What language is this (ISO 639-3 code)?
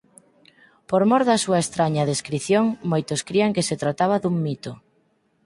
glg